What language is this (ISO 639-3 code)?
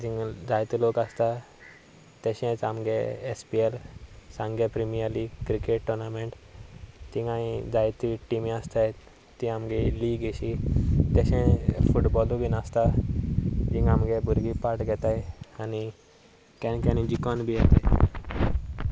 kok